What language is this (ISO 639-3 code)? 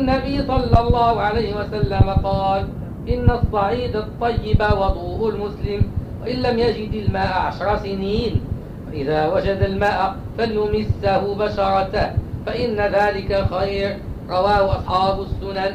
ara